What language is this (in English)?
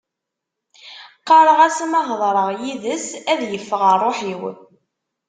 Kabyle